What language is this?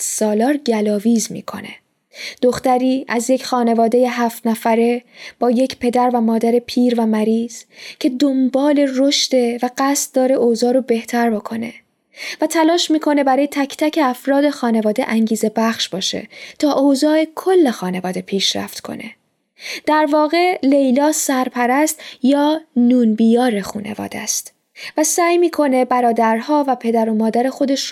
Persian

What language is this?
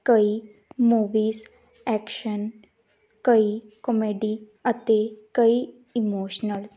Punjabi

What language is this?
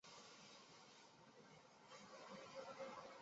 Chinese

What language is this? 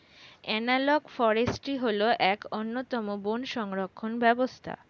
Bangla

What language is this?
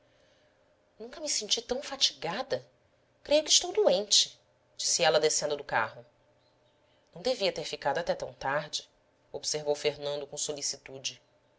Portuguese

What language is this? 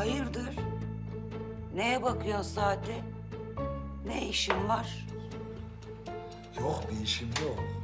Turkish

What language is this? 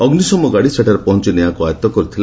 Odia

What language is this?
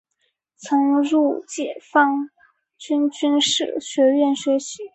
Chinese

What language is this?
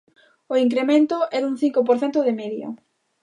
Galician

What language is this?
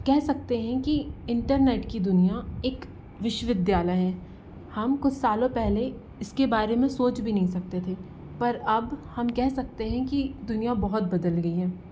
Hindi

